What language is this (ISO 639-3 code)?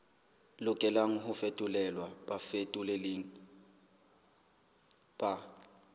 sot